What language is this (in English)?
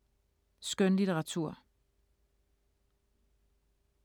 Danish